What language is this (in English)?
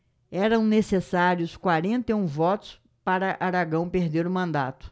Portuguese